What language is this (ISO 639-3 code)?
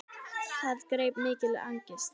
isl